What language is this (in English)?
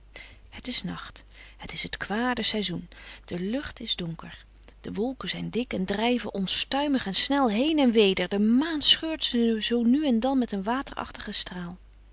Dutch